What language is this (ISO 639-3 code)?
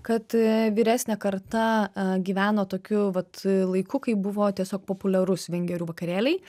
lit